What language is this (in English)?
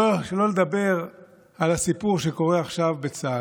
Hebrew